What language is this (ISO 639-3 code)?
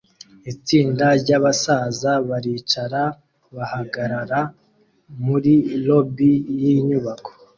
kin